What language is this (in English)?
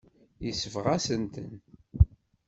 Kabyle